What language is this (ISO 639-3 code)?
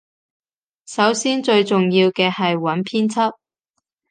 yue